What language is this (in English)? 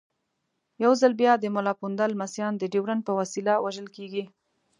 Pashto